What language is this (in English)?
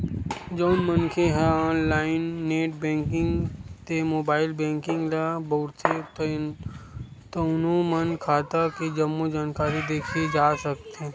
Chhattisgarhi